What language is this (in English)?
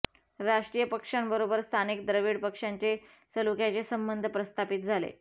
Marathi